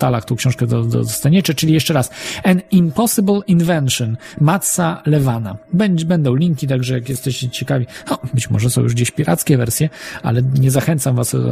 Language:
Polish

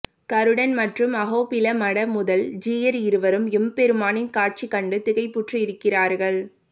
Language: Tamil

